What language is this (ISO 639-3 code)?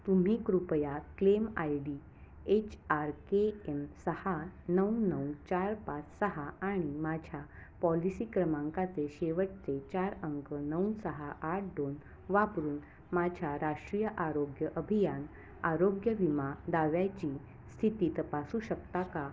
mar